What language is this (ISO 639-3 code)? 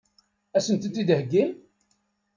kab